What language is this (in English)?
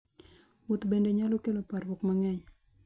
Luo (Kenya and Tanzania)